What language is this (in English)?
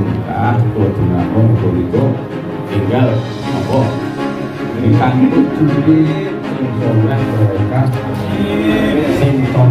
Indonesian